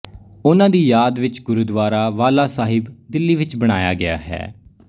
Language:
Punjabi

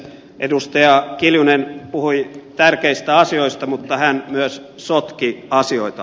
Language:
Finnish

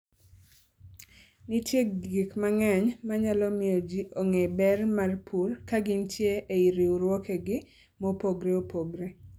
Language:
Luo (Kenya and Tanzania)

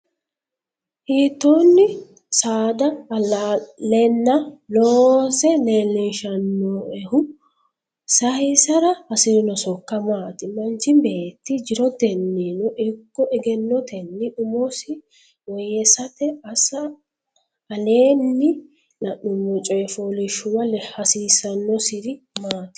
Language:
Sidamo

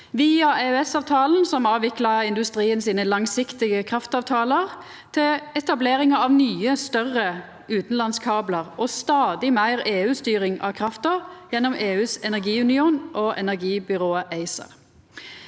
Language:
Norwegian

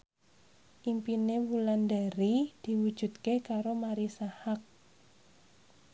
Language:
Javanese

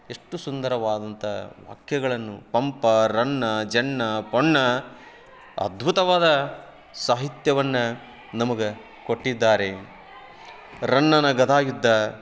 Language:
Kannada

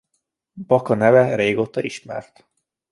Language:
Hungarian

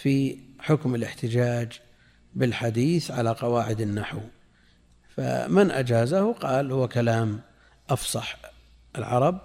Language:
Arabic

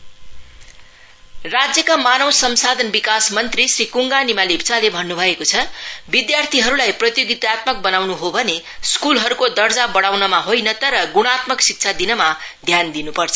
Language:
Nepali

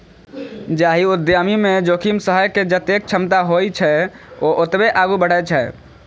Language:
Maithili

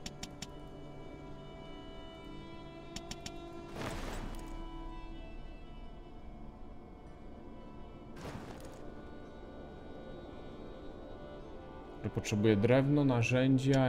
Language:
Polish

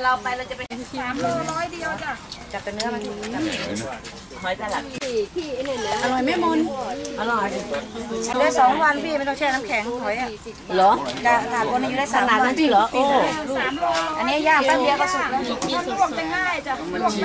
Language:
Thai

